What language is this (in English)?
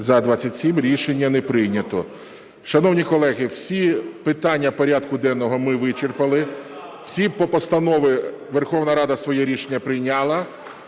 Ukrainian